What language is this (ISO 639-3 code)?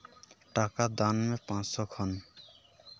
sat